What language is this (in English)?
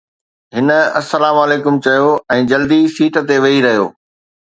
Sindhi